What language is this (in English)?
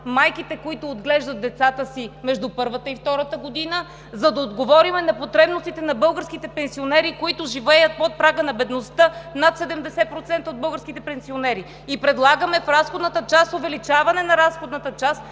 Bulgarian